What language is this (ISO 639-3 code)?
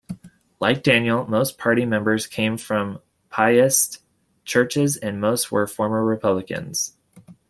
eng